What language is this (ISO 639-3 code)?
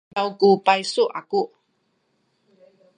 szy